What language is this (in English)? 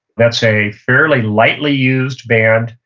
English